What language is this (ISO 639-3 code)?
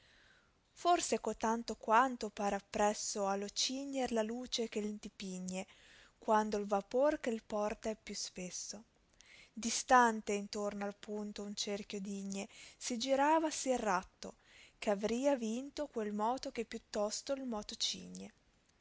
ita